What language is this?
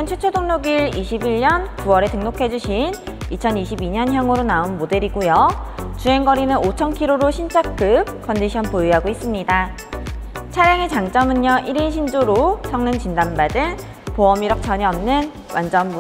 Korean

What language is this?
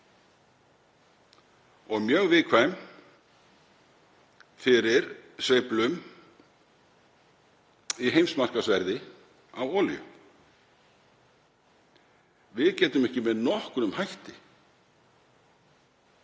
Icelandic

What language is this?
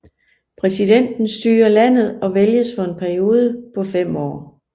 Danish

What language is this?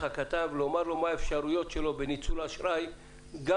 Hebrew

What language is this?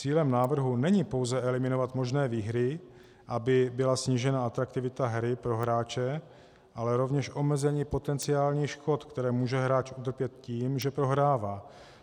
Czech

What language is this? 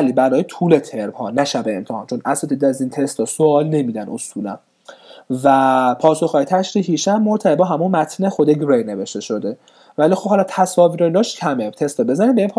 Persian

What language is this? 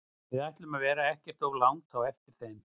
Icelandic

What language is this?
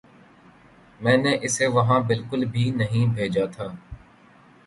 Urdu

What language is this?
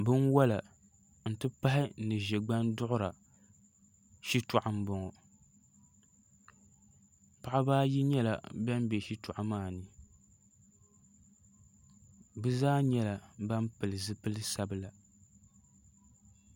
Dagbani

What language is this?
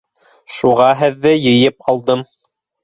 Bashkir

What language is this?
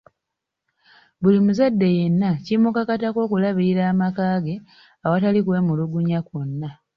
Ganda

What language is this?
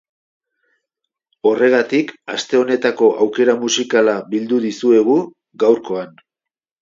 Basque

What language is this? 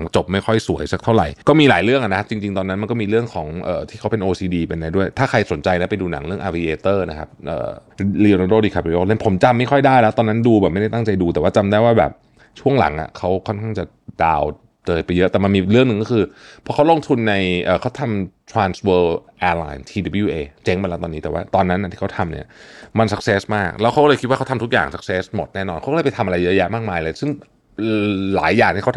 Thai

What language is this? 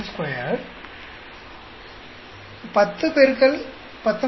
Tamil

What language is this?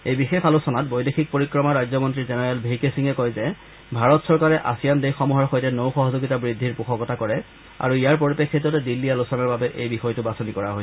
Assamese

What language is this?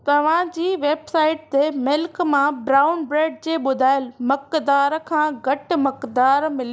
Sindhi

